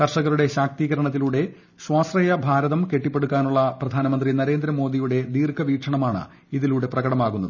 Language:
Malayalam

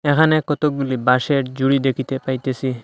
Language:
Bangla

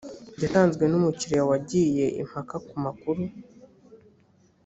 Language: Kinyarwanda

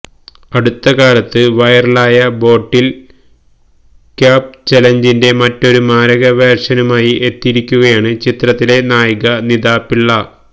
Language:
Malayalam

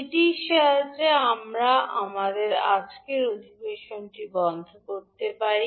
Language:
Bangla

